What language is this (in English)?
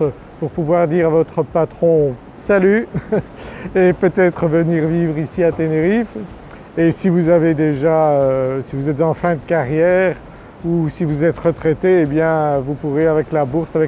French